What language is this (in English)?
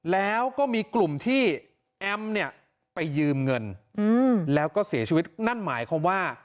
Thai